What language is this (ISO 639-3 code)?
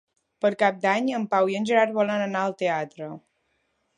cat